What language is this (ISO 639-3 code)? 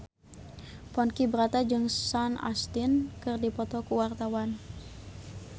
sun